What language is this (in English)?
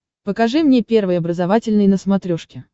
Russian